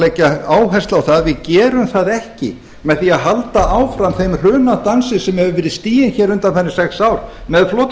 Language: Icelandic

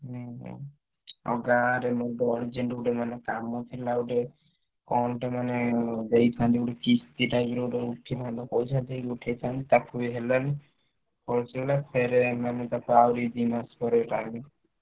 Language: Odia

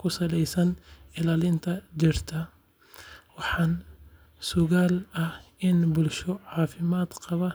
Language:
Somali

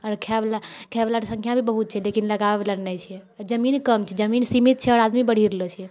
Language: Maithili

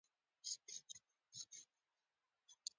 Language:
Pashto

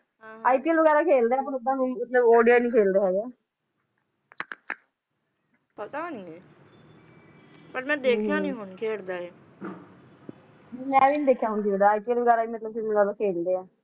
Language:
Punjabi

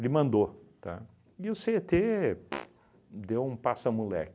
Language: Portuguese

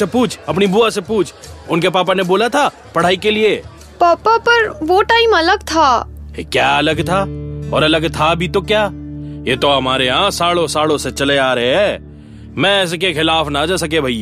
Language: Hindi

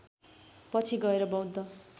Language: Nepali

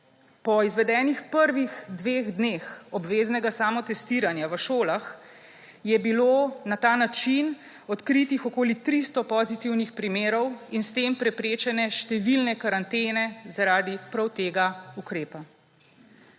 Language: Slovenian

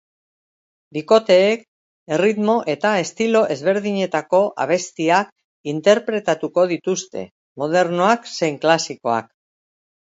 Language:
Basque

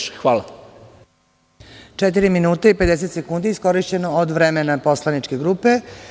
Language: Serbian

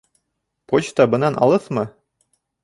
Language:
Bashkir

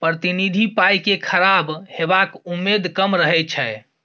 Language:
Maithili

